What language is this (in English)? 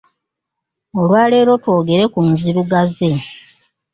Ganda